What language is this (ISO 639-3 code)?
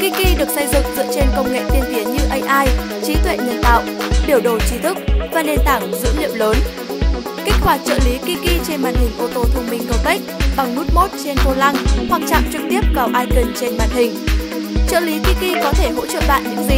vie